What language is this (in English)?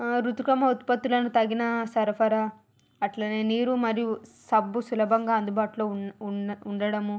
Telugu